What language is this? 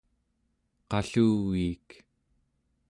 Central Yupik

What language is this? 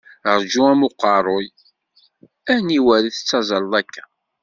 Kabyle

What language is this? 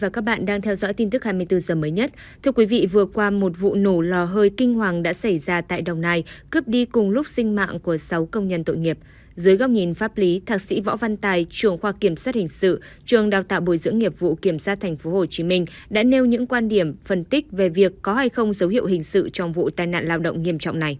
Vietnamese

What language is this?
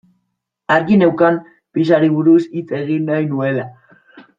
Basque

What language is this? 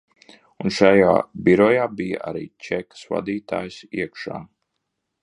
Latvian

